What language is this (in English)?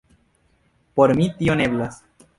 Esperanto